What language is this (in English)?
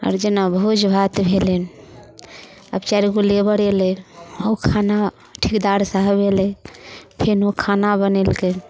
Maithili